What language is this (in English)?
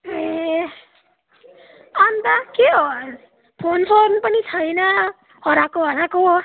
Nepali